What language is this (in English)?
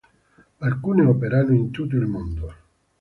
Italian